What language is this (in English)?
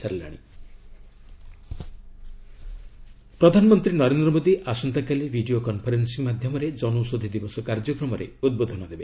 Odia